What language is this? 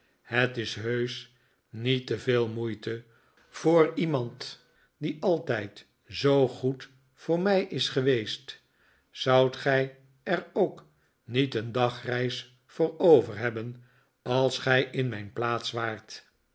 Dutch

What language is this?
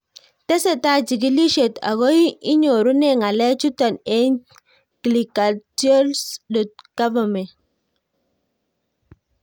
Kalenjin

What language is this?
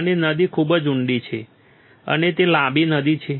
Gujarati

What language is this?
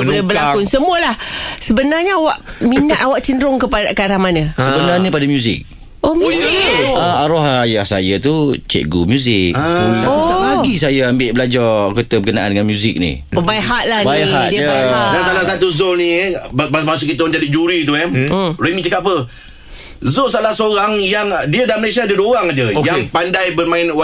Malay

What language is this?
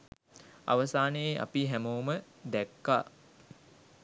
Sinhala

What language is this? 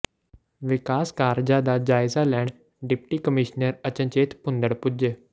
Punjabi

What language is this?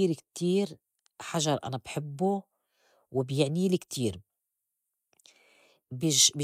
North Levantine Arabic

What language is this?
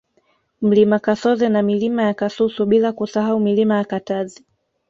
Swahili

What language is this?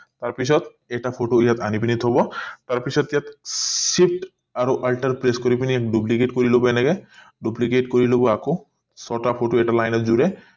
Assamese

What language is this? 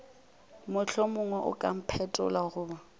Northern Sotho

